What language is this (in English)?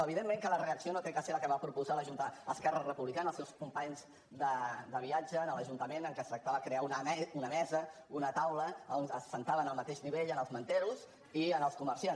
Catalan